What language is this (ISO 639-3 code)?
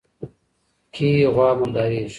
pus